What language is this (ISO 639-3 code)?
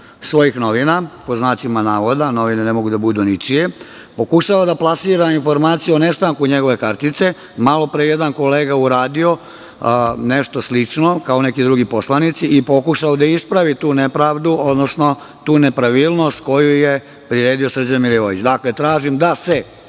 srp